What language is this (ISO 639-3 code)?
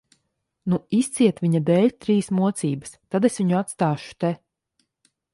lav